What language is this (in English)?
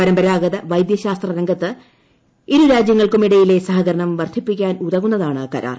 Malayalam